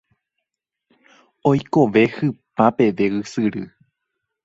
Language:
Guarani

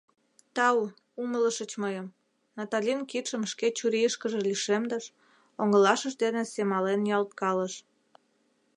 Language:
Mari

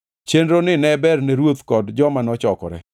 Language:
Luo (Kenya and Tanzania)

